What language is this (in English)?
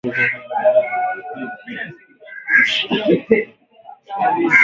Swahili